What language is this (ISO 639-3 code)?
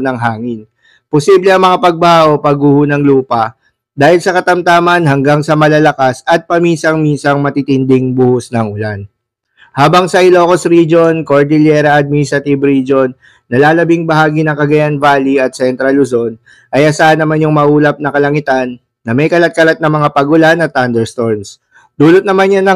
fil